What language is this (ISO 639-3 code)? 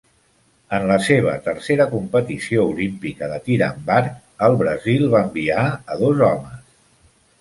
cat